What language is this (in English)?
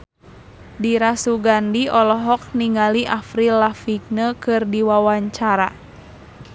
Sundanese